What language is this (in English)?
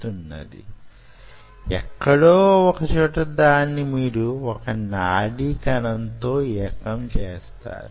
Telugu